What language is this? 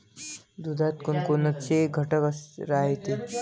Marathi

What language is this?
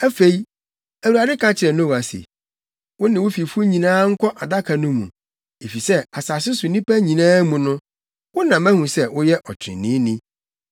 Akan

